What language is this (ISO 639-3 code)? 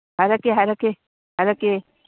mni